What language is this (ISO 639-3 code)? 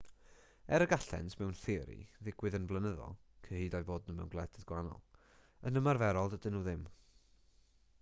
cym